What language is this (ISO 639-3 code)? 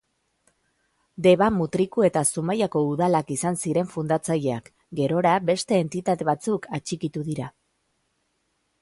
eus